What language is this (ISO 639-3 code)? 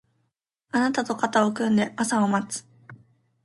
jpn